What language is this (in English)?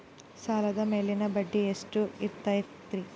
Kannada